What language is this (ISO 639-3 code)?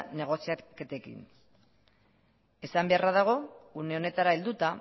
eus